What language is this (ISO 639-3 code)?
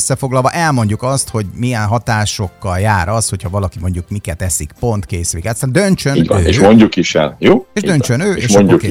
hun